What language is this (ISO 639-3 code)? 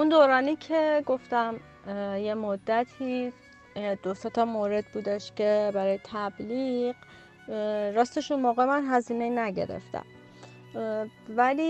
fas